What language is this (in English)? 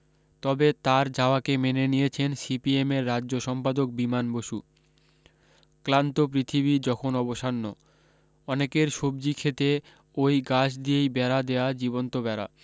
Bangla